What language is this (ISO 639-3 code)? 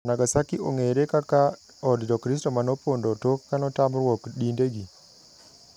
luo